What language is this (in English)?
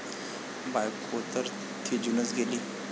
Marathi